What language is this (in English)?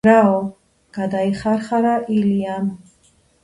Georgian